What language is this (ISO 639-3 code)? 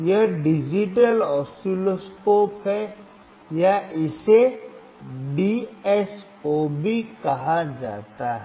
hin